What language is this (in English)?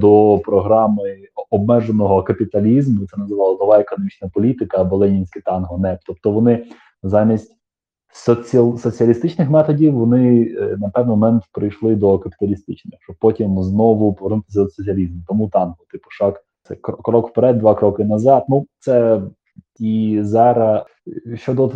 Ukrainian